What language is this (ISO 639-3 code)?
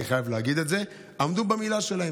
heb